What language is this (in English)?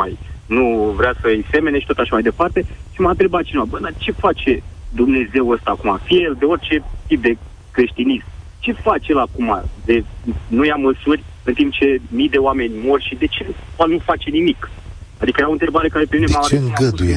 Romanian